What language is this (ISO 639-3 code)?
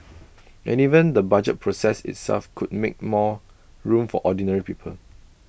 eng